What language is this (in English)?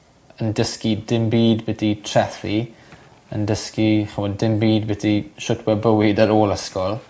Welsh